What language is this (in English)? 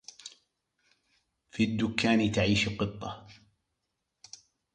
Arabic